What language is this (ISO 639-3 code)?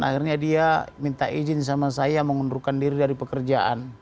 ind